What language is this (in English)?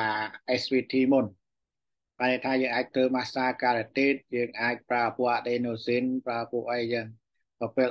Vietnamese